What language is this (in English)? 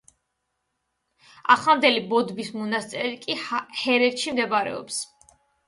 Georgian